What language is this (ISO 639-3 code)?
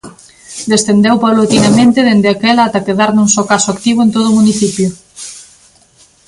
glg